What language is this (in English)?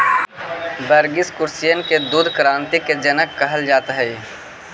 Magahi